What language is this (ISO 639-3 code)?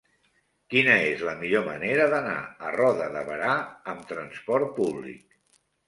cat